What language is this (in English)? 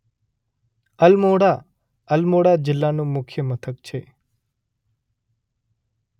Gujarati